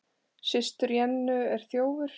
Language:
Icelandic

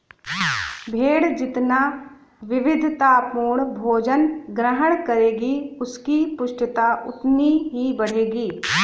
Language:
Hindi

